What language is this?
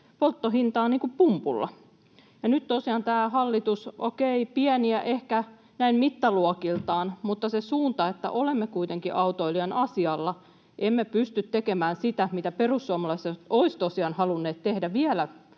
Finnish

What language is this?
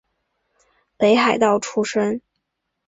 Chinese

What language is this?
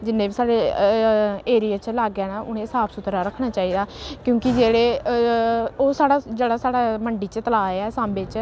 Dogri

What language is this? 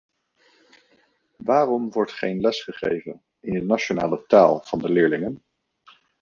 Dutch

